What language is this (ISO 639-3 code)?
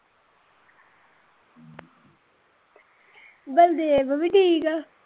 pan